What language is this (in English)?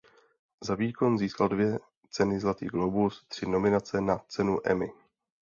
Czech